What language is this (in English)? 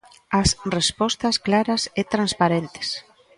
Galician